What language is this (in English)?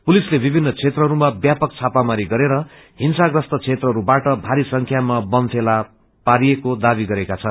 Nepali